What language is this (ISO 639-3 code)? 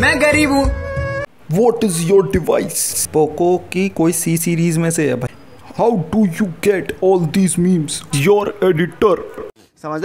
hin